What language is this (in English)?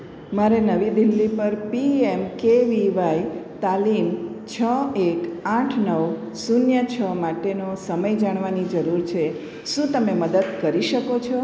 Gujarati